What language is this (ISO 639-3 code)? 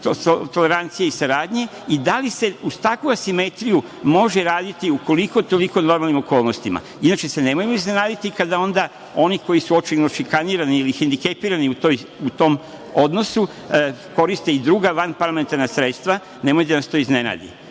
srp